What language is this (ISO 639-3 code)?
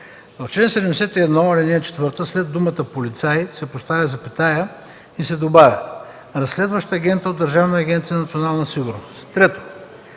bul